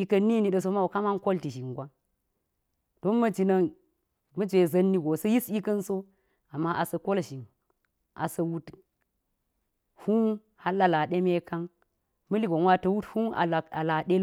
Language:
Geji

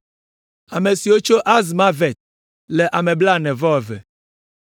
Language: Ewe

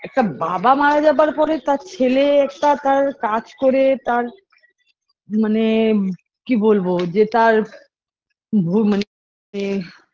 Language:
Bangla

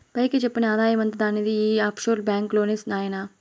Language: Telugu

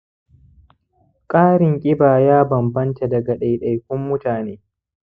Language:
Hausa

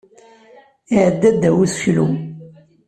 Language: Kabyle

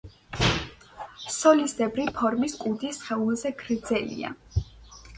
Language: Georgian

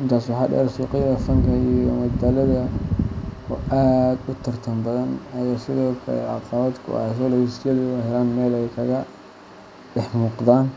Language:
Somali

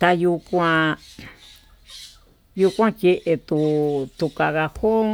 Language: Tututepec Mixtec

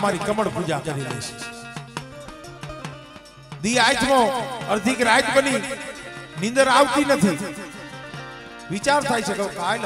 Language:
Arabic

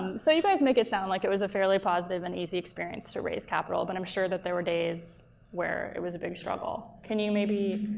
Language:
English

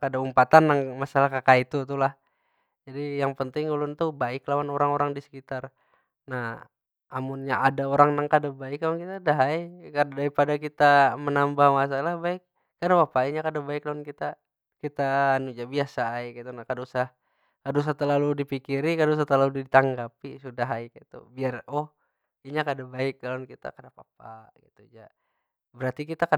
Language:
Banjar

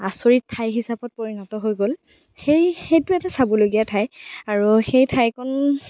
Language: Assamese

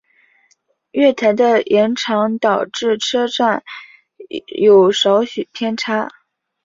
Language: Chinese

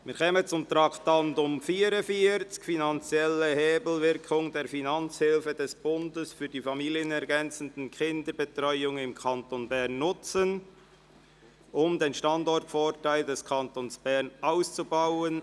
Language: Swiss German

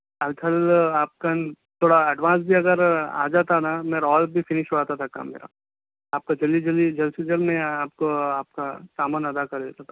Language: Urdu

